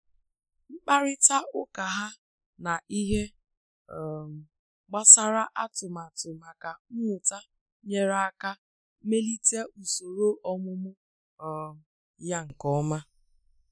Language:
Igbo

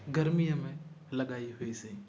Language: Sindhi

